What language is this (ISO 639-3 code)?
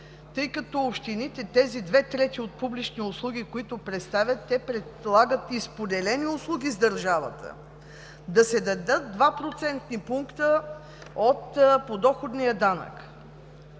bul